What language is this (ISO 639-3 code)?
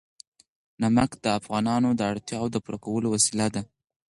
pus